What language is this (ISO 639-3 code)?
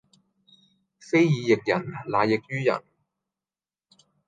yue